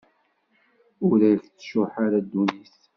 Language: Kabyle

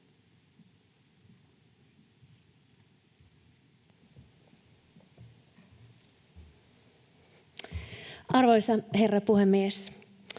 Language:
Finnish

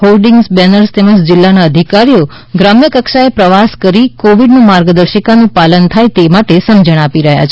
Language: Gujarati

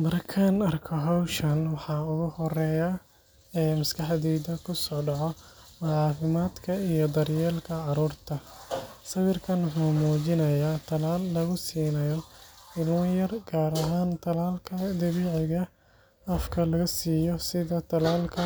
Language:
Somali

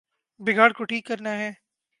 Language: Urdu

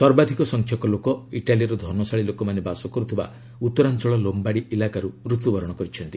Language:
Odia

